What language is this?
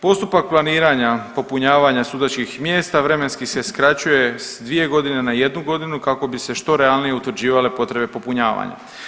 Croatian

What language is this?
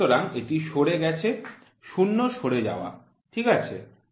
Bangla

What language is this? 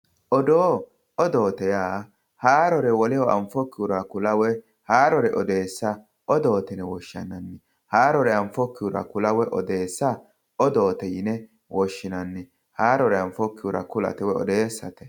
Sidamo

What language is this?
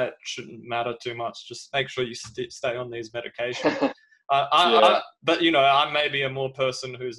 English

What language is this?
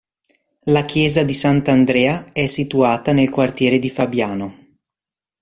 Italian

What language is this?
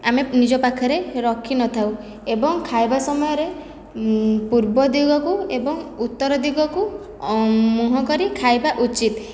Odia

